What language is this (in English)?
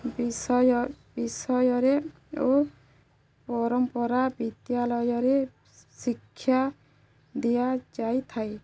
Odia